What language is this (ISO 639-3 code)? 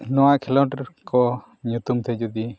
sat